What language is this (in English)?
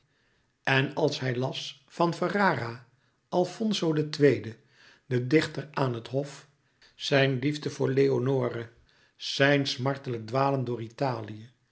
Dutch